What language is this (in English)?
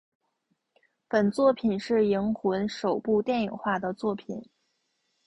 Chinese